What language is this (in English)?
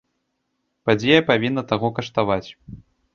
Belarusian